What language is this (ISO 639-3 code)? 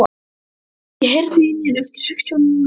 isl